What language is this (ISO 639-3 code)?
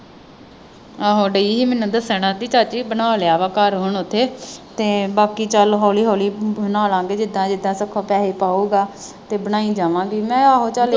pan